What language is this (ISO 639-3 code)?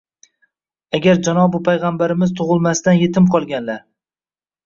uzb